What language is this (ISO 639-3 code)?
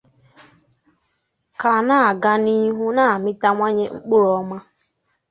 ibo